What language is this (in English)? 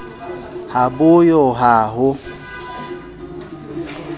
Southern Sotho